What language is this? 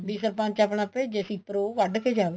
Punjabi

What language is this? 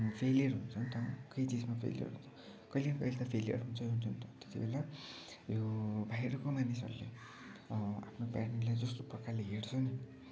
Nepali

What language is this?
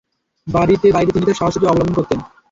Bangla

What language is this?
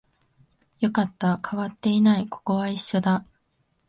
Japanese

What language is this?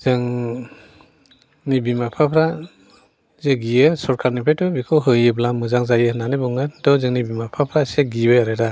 Bodo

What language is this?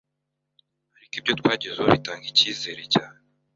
Kinyarwanda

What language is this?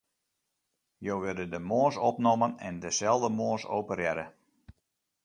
Western Frisian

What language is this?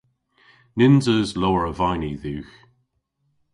Cornish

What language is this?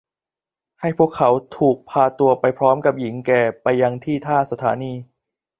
Thai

